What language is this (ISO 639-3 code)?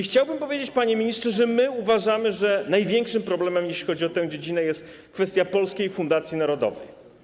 pol